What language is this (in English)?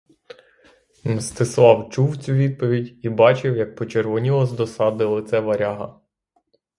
Ukrainian